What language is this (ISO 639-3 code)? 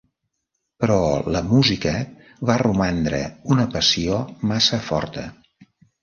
cat